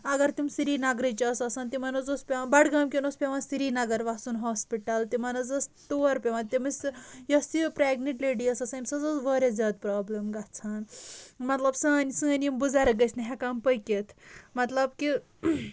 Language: Kashmiri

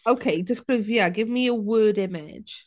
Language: Welsh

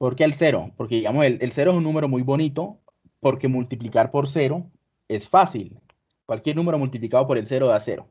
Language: Spanish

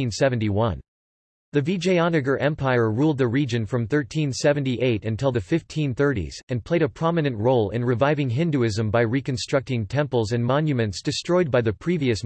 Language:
English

